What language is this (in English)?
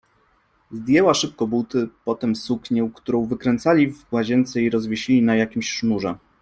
Polish